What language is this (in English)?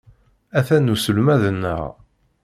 Kabyle